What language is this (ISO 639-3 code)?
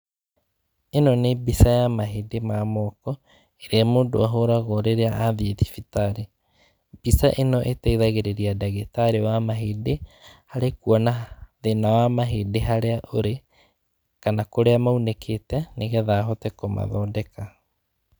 kik